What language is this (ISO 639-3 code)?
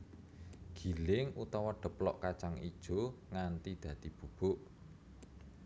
jav